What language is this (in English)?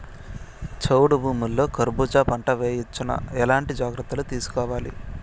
Telugu